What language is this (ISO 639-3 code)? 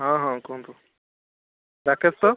ori